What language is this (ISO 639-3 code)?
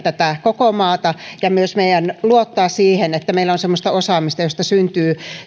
fin